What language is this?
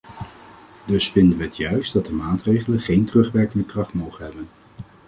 Dutch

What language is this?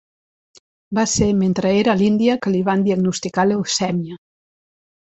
Catalan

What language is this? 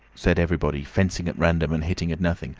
English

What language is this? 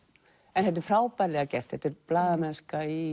Icelandic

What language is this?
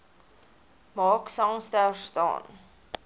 Afrikaans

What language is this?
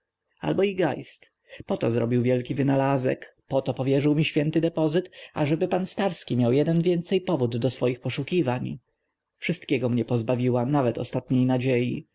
Polish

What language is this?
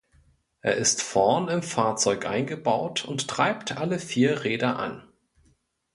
German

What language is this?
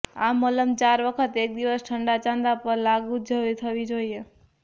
Gujarati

